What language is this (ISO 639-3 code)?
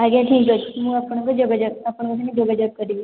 ori